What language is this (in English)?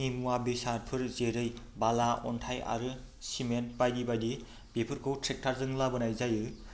Bodo